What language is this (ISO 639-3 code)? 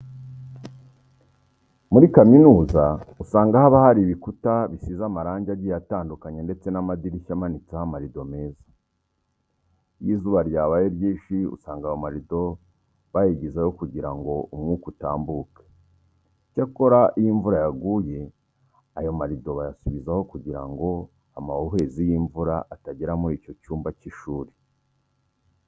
kin